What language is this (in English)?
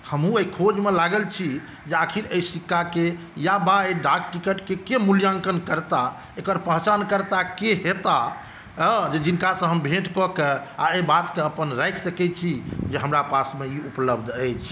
Maithili